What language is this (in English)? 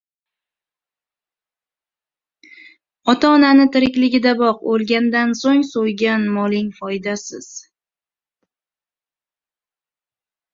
Uzbek